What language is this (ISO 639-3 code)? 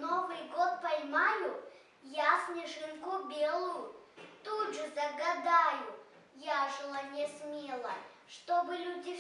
rus